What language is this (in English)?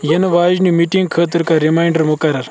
Kashmiri